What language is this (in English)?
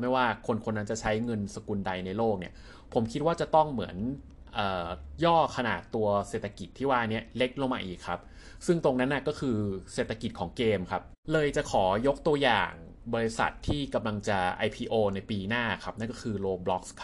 Thai